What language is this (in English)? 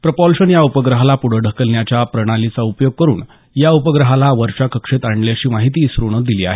Marathi